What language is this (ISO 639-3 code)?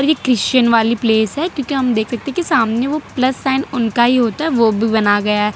hin